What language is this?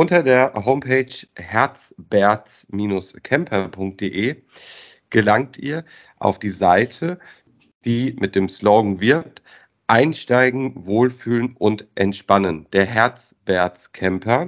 German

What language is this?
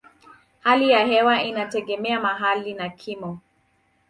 Swahili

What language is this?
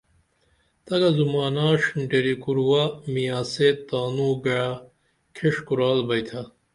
Dameli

